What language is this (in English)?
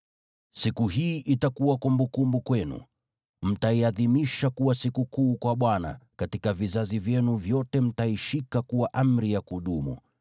Swahili